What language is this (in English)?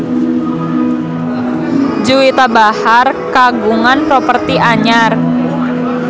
Sundanese